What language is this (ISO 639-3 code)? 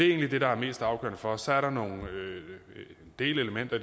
dan